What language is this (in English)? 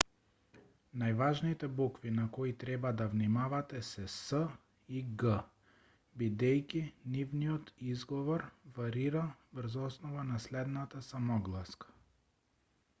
Macedonian